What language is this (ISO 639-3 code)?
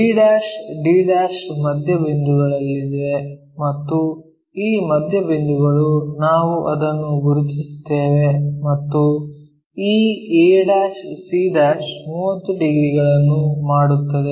kan